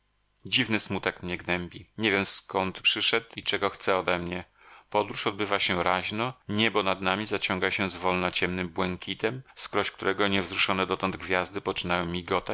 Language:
Polish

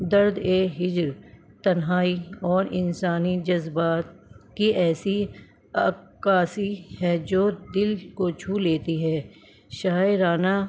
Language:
Urdu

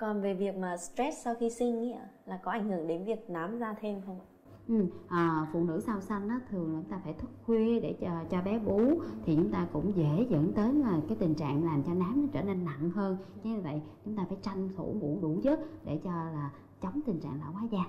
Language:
Vietnamese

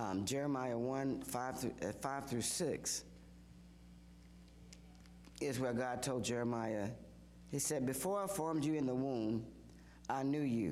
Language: English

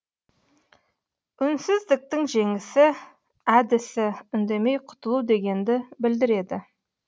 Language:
Kazakh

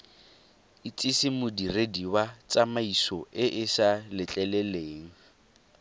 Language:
Tswana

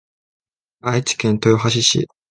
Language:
Japanese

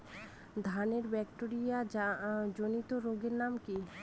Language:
Bangla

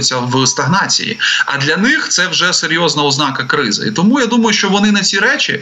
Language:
Ukrainian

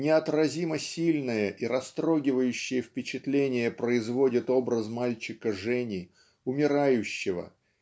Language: Russian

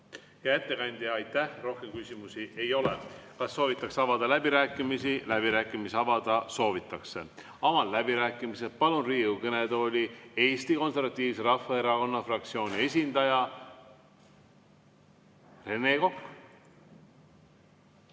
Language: Estonian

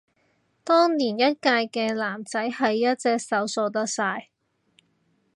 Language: Cantonese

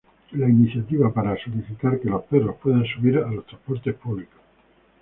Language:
Spanish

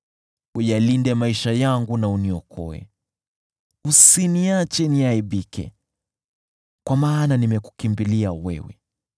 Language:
Swahili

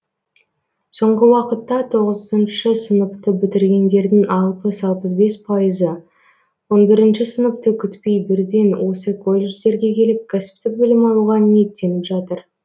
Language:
Kazakh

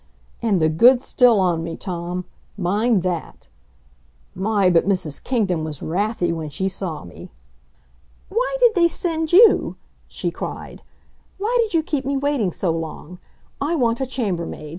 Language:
English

